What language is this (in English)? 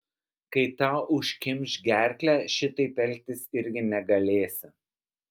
Lithuanian